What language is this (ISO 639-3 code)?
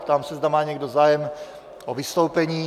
ces